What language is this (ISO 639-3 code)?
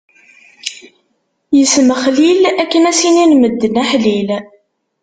kab